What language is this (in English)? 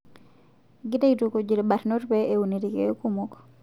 Masai